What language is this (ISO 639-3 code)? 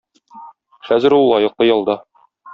tat